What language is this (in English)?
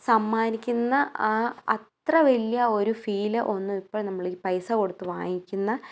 Malayalam